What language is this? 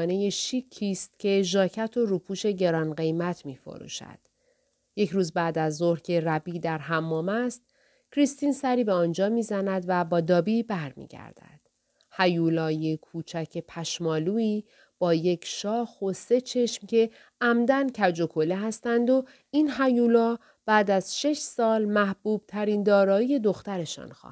Persian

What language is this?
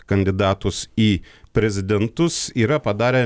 Lithuanian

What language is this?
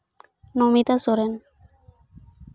Santali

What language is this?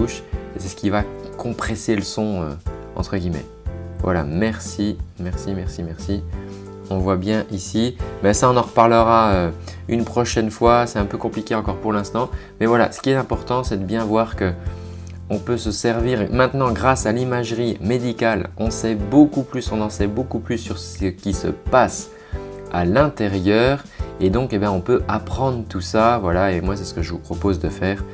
French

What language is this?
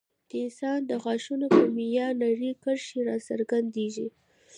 Pashto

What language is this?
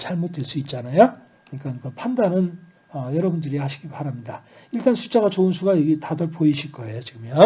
Korean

